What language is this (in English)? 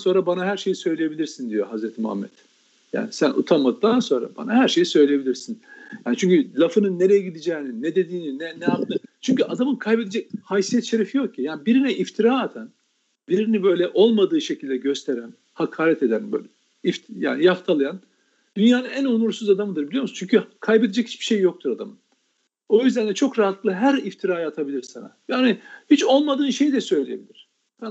Turkish